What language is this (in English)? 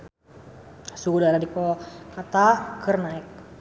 Sundanese